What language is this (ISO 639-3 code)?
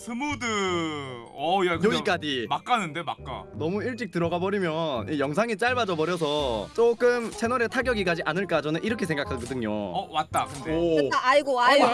kor